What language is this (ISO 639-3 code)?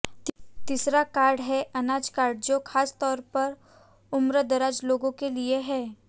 hin